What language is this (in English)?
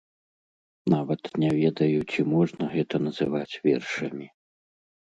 Belarusian